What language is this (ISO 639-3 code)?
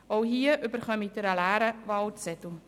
gsw